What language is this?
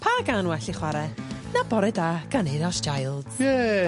Welsh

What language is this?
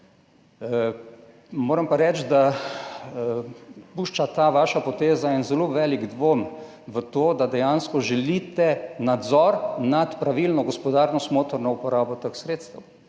Slovenian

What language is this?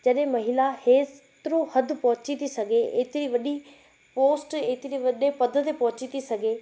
Sindhi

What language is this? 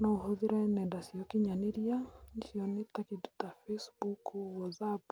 Kikuyu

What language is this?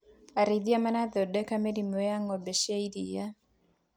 Kikuyu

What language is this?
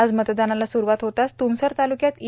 Marathi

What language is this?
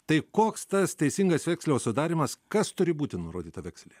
Lithuanian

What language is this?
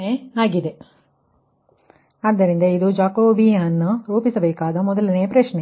Kannada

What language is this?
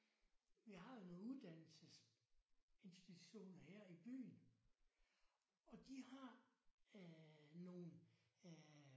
Danish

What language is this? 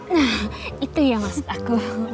Indonesian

